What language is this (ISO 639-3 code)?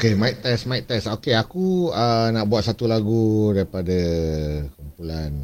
msa